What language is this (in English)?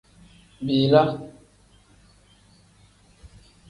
Tem